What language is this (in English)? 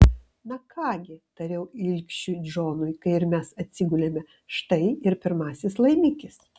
Lithuanian